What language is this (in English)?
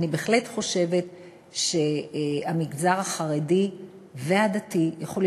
Hebrew